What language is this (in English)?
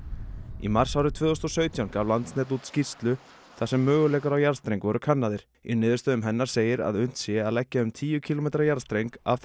Icelandic